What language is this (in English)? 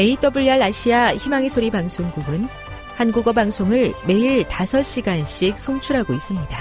Korean